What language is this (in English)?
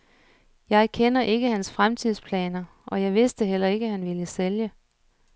Danish